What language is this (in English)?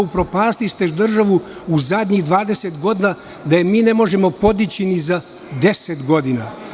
Serbian